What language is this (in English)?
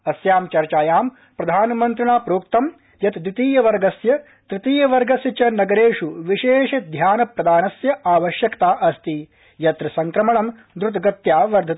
Sanskrit